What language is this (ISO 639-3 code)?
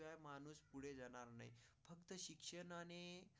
mar